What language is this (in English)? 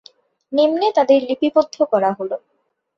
Bangla